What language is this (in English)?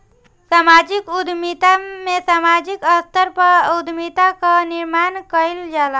Bhojpuri